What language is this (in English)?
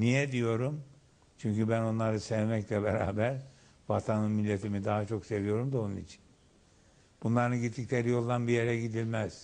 Turkish